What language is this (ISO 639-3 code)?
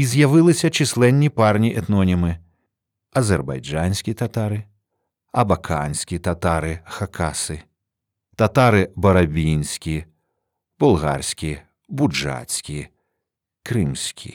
ukr